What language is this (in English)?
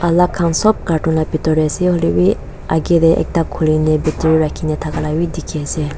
Naga Pidgin